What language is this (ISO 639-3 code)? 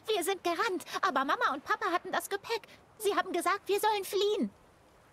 deu